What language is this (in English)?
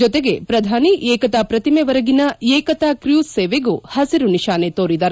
Kannada